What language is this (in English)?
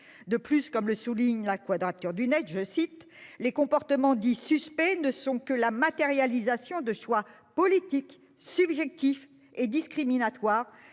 French